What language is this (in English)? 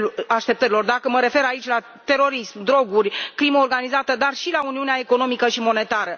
Romanian